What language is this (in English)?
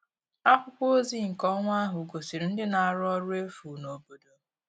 Igbo